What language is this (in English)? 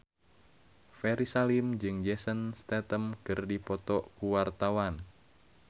Sundanese